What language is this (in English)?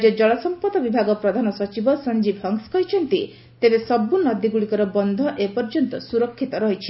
Odia